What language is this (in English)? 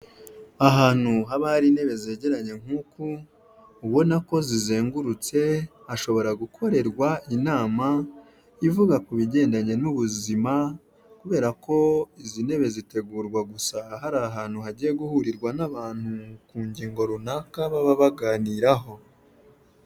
Kinyarwanda